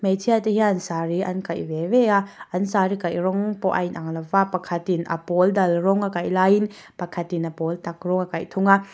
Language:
Mizo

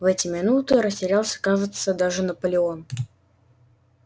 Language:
Russian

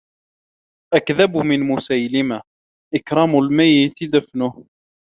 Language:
Arabic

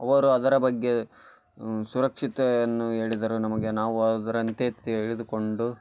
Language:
Kannada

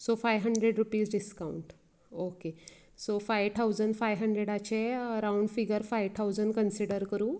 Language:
Konkani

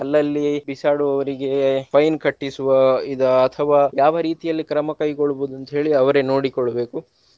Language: Kannada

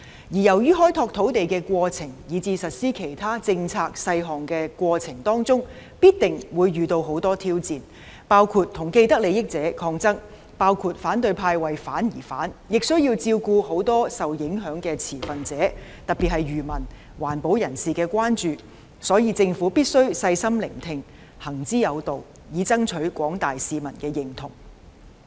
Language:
Cantonese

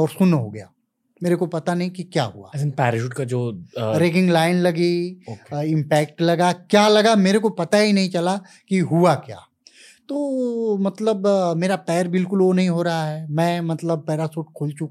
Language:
Hindi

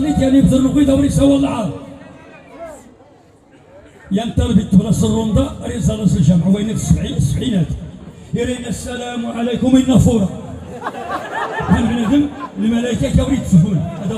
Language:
Arabic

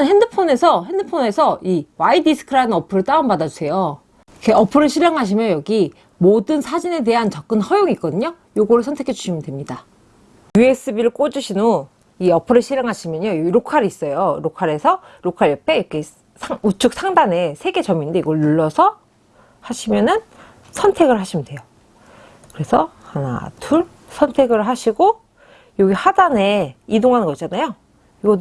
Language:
Korean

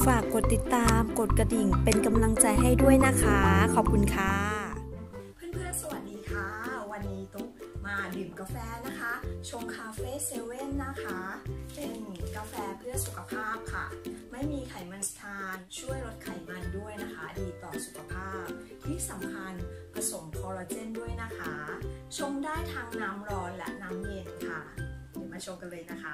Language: Thai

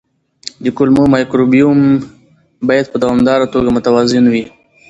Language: Pashto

